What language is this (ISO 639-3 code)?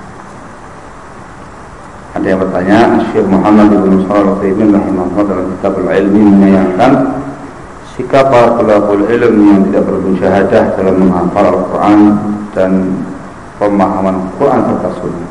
ind